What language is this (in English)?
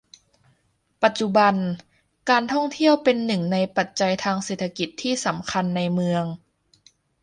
Thai